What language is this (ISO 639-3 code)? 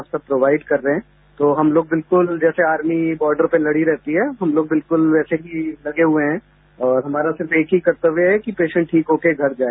hin